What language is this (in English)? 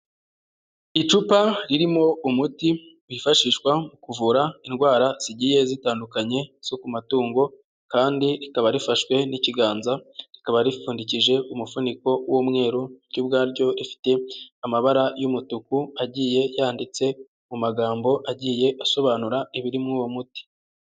Kinyarwanda